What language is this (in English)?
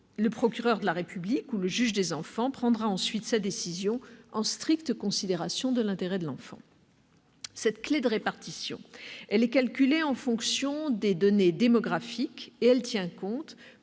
French